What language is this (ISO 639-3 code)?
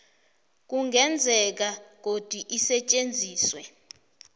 nbl